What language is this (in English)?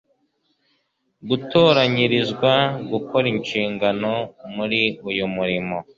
Kinyarwanda